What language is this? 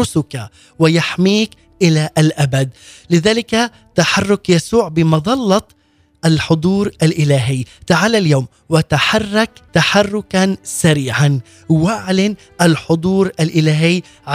Arabic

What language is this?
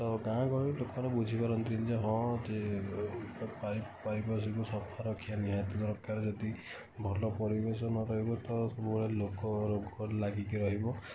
Odia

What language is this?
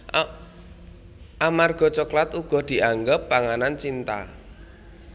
Javanese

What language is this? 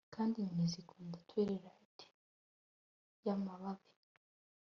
Kinyarwanda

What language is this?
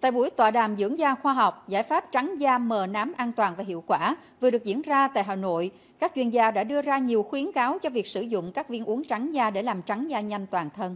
Vietnamese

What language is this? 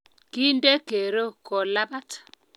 Kalenjin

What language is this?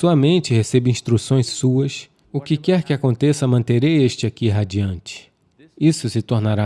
Portuguese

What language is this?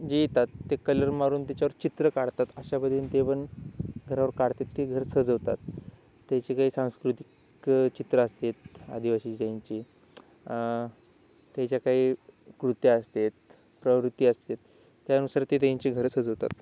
Marathi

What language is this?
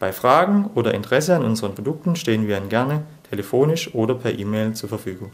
German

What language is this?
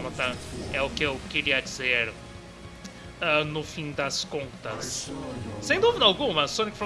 Portuguese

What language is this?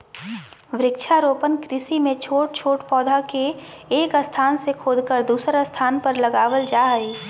Magahi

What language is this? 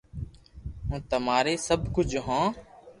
Loarki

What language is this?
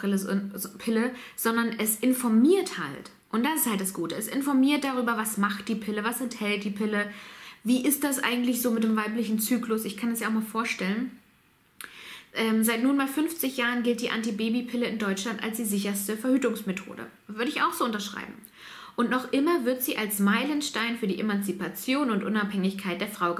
German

